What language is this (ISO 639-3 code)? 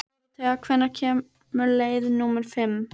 isl